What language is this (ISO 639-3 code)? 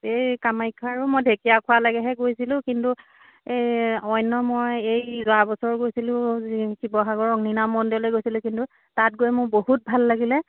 asm